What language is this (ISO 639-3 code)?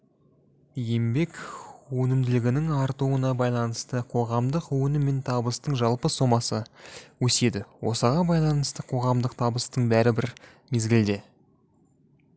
kaz